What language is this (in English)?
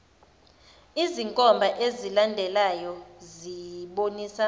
Zulu